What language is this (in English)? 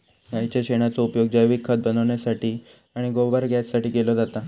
Marathi